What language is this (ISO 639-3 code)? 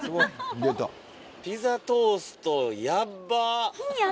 jpn